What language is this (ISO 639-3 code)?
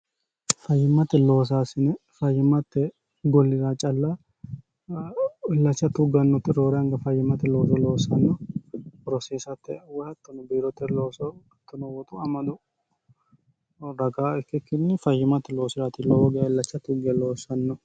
sid